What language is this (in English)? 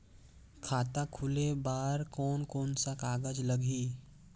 Chhattisgarhi